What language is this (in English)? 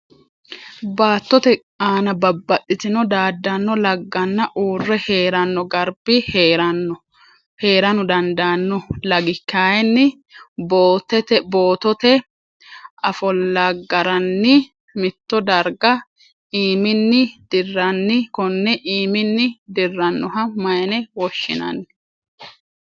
Sidamo